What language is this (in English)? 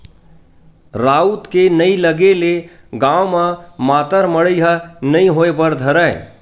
Chhattisgarhi